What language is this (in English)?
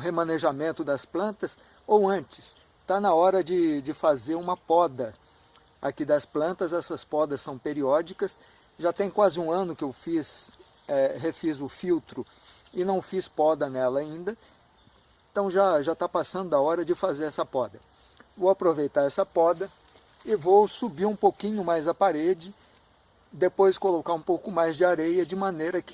Portuguese